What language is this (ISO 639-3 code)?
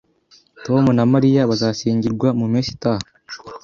kin